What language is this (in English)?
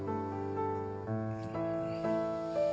Japanese